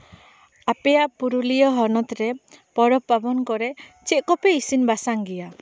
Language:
Santali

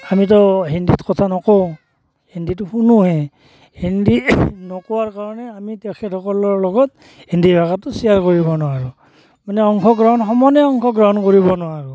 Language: Assamese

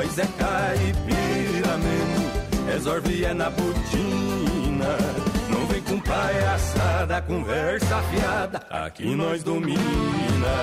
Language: Portuguese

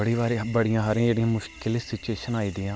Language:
Dogri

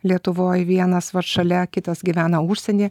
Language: Lithuanian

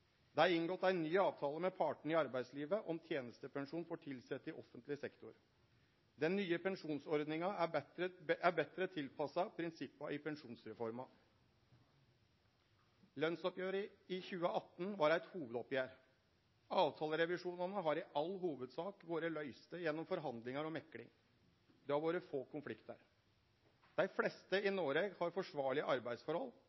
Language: Norwegian Nynorsk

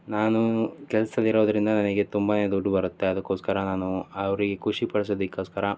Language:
Kannada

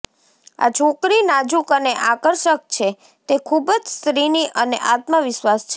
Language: Gujarati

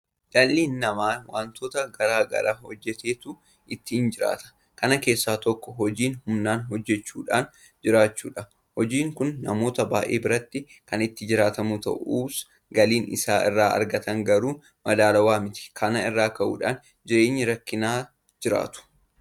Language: Oromo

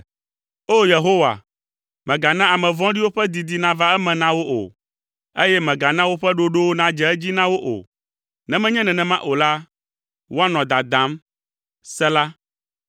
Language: Ewe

